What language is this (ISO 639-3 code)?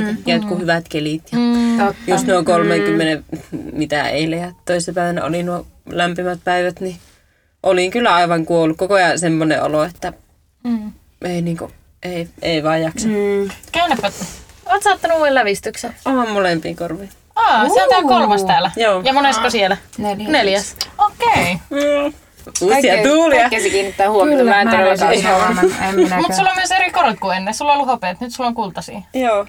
fin